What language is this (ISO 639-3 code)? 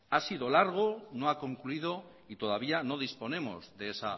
spa